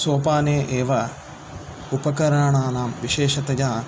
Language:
Sanskrit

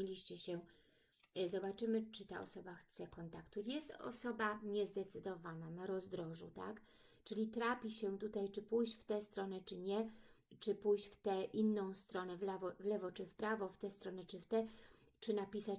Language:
Polish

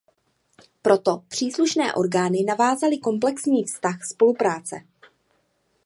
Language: Czech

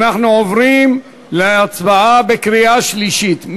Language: Hebrew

